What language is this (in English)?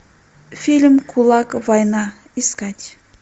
Russian